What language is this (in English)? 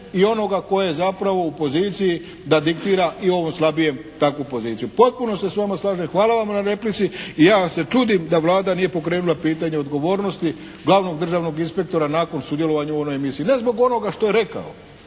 Croatian